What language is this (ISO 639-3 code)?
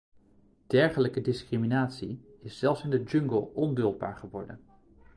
nld